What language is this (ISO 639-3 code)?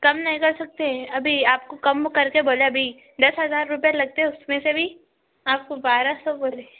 urd